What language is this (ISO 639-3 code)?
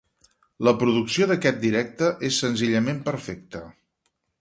cat